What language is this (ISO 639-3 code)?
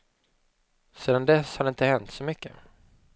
swe